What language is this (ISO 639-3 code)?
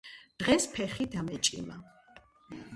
kat